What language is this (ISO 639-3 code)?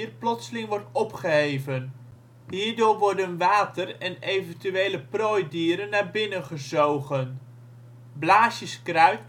nld